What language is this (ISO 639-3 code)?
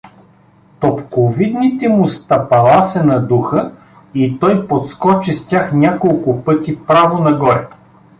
bul